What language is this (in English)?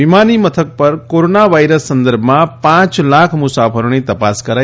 Gujarati